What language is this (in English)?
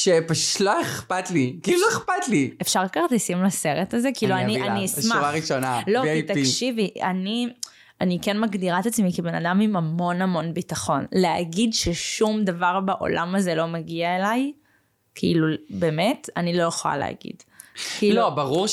Hebrew